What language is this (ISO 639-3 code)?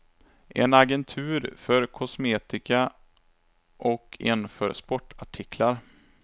swe